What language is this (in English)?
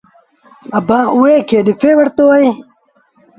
Sindhi Bhil